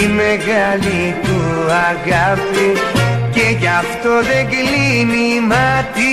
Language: Greek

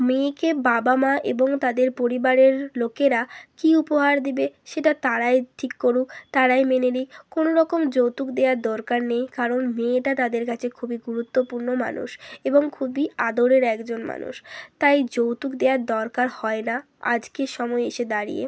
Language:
Bangla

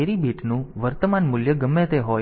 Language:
Gujarati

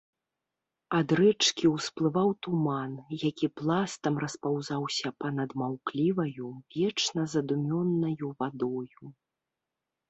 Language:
Belarusian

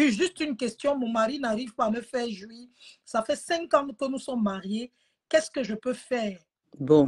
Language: French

